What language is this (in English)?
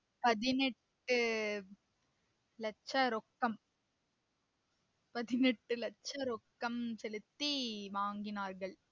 Tamil